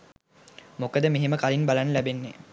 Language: Sinhala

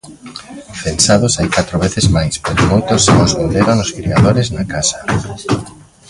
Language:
Galician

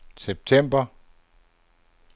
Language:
Danish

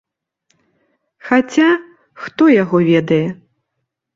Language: Belarusian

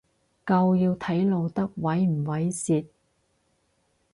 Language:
Cantonese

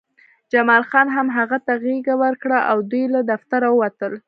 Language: Pashto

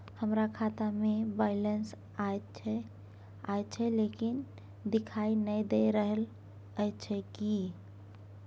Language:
Maithili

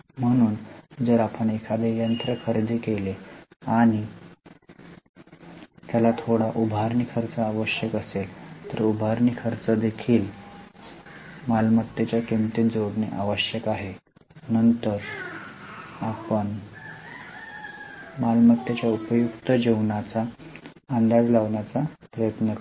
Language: Marathi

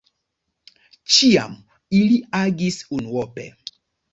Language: Esperanto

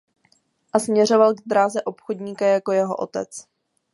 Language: Czech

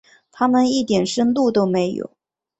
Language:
Chinese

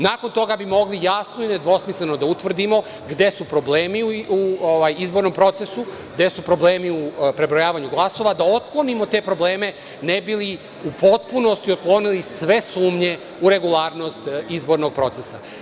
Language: Serbian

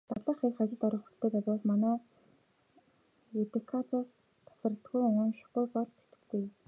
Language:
Mongolian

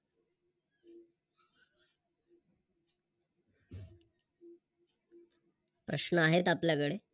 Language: Marathi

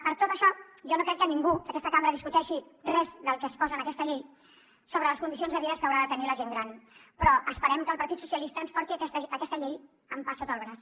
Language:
Catalan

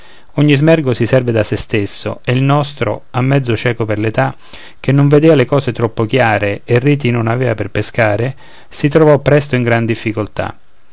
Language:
Italian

